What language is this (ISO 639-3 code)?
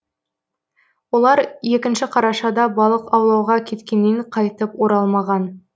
kaz